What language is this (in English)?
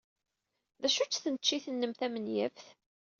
Kabyle